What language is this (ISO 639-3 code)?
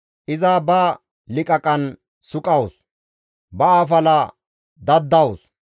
gmv